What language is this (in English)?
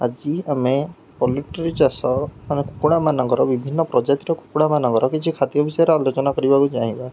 Odia